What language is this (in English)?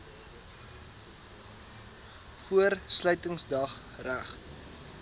Afrikaans